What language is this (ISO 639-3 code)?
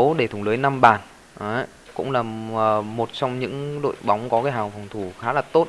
vie